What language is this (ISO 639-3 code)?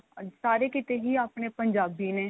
pan